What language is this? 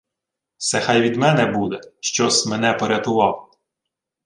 Ukrainian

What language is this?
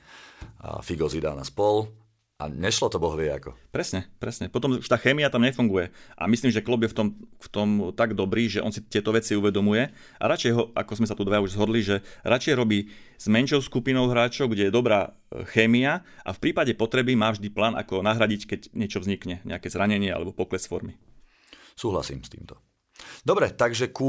Slovak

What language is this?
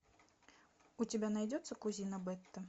Russian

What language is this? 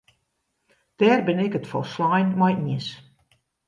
Western Frisian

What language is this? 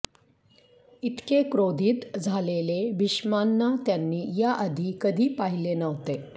Marathi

